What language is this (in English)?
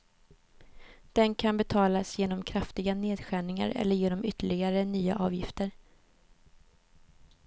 Swedish